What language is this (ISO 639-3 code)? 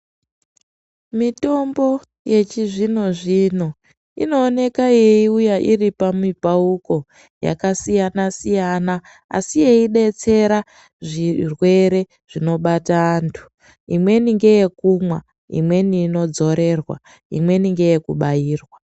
ndc